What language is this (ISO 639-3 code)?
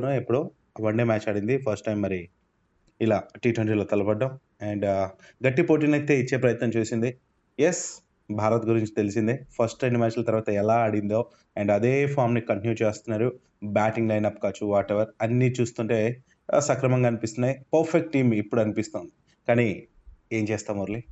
tel